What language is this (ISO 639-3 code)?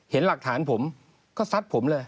tha